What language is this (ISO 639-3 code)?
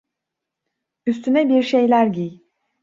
tur